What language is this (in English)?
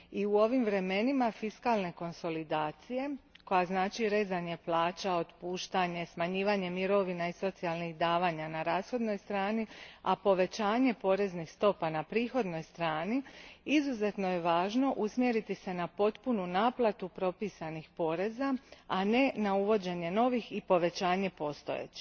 Croatian